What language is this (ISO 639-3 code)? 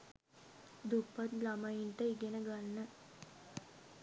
sin